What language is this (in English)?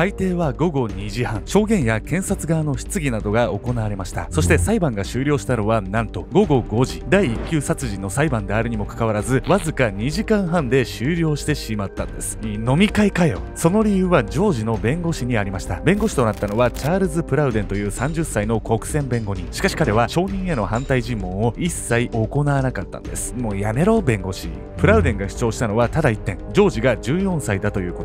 Japanese